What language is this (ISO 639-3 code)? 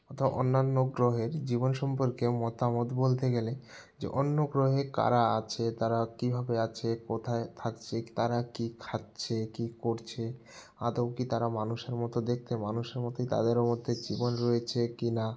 ben